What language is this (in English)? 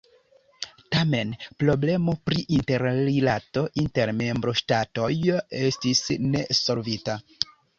Esperanto